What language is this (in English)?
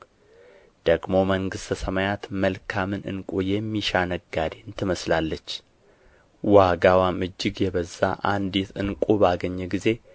Amharic